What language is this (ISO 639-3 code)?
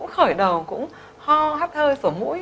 vie